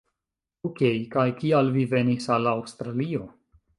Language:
Esperanto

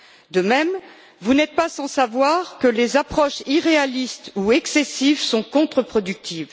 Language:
French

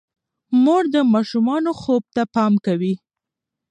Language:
Pashto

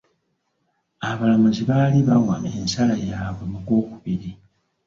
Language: Ganda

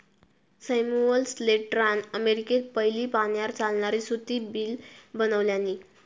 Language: Marathi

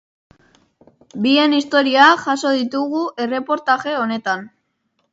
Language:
Basque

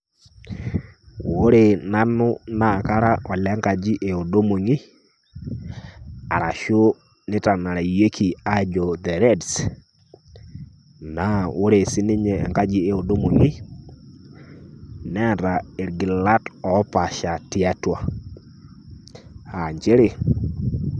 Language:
Masai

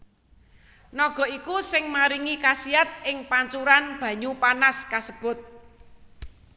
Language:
Javanese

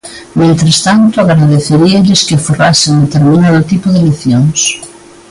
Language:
Galician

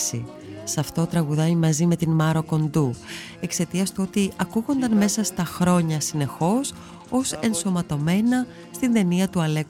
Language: Greek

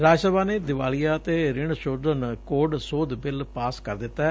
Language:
Punjabi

